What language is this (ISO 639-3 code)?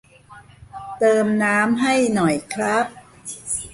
tha